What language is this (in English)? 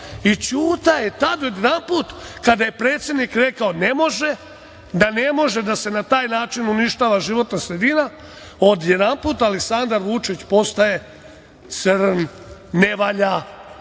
Serbian